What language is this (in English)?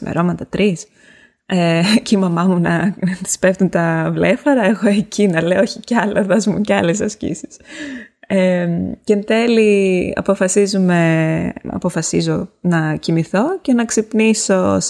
Greek